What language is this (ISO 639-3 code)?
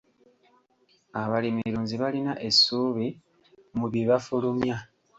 lug